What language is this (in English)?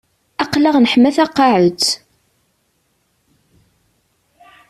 Kabyle